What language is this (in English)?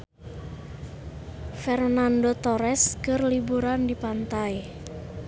Sundanese